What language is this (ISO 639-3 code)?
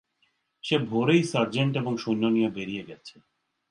ben